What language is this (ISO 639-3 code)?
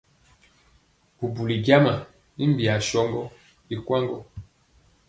mcx